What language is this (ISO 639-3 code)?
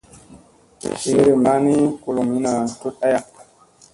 mse